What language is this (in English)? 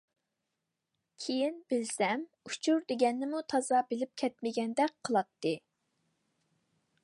Uyghur